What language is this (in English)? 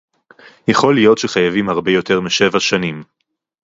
Hebrew